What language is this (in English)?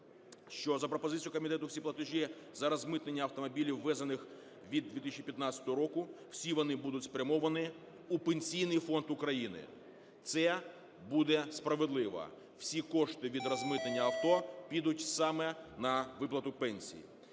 Ukrainian